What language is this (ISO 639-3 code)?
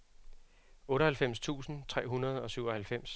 dan